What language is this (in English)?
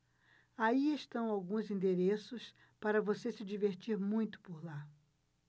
Portuguese